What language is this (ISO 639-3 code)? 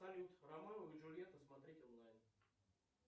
rus